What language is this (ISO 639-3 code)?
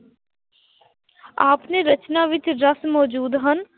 pan